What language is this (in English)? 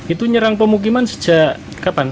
Indonesian